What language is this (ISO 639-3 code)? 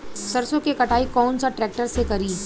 bho